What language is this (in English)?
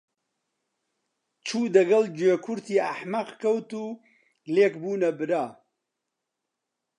Central Kurdish